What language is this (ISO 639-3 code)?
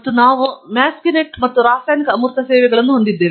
kan